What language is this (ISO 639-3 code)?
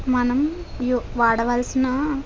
tel